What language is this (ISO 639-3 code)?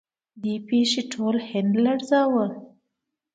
pus